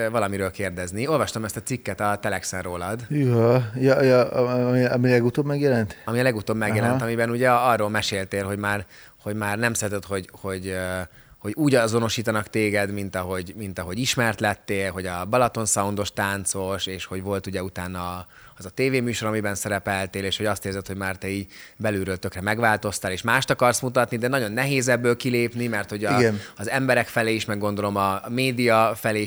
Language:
Hungarian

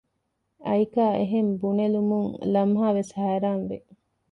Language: Divehi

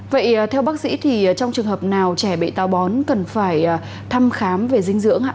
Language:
Vietnamese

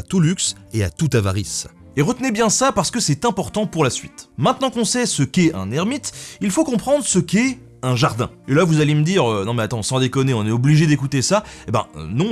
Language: French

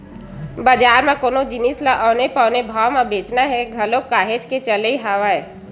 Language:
Chhattisgarhi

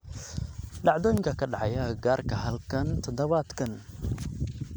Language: Somali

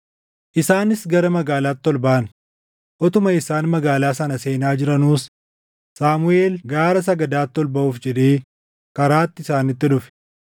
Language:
Oromo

